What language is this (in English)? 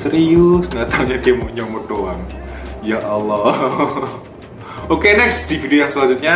Indonesian